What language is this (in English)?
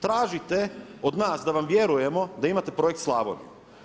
Croatian